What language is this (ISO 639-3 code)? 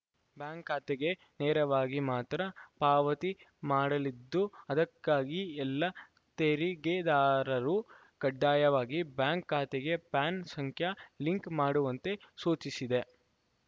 kan